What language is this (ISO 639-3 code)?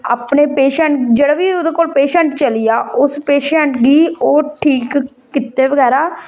doi